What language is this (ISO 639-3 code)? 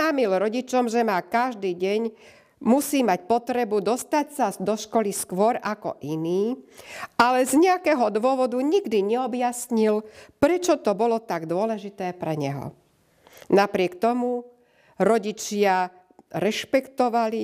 slk